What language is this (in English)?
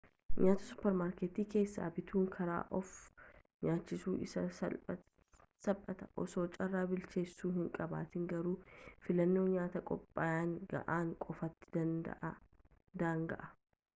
Oromo